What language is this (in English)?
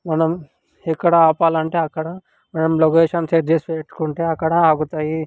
Telugu